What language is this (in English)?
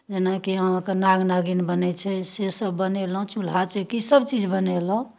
Maithili